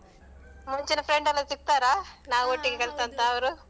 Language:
Kannada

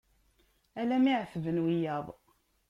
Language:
Kabyle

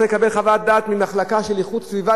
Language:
Hebrew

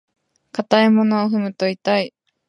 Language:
Japanese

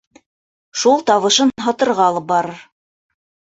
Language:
Bashkir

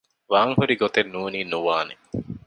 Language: Divehi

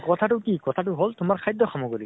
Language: Assamese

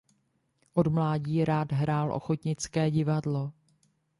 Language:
Czech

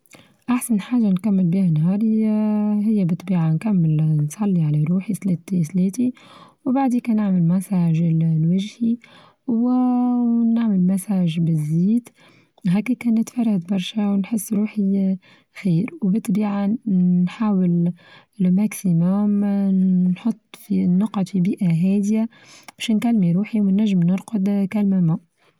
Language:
Tunisian Arabic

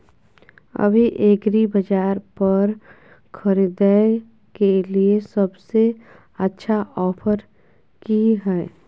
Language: Maithili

